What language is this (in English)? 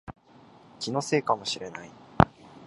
Japanese